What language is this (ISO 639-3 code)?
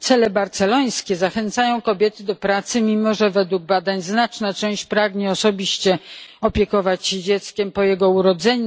pol